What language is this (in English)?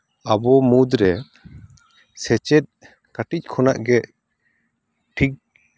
Santali